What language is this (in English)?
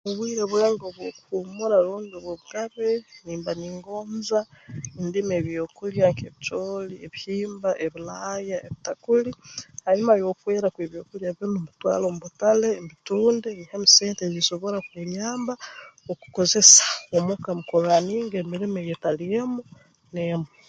Tooro